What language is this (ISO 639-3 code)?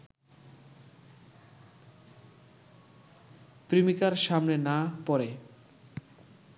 ben